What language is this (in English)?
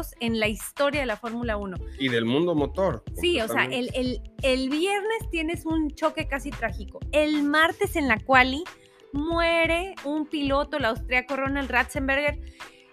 Spanish